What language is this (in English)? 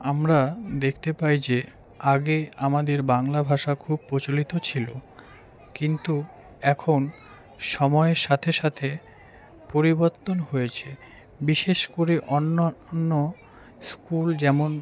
Bangla